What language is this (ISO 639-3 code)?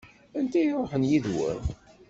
kab